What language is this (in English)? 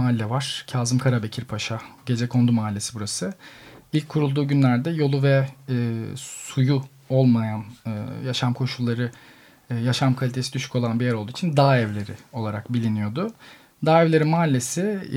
Turkish